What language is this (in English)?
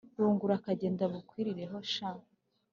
Kinyarwanda